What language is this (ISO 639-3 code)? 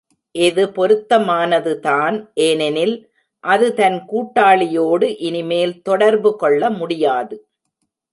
tam